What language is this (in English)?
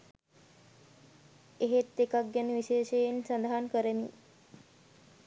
Sinhala